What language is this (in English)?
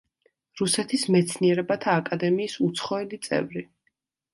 Georgian